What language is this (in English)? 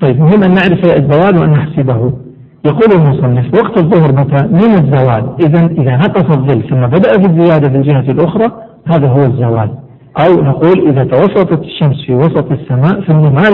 Arabic